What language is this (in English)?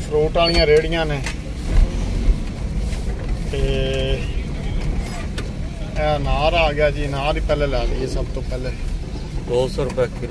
Hindi